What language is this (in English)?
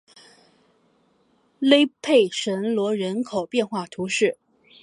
Chinese